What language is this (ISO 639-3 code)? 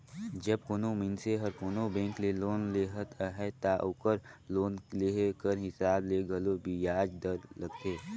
hne